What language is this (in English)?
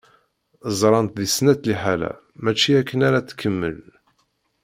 Kabyle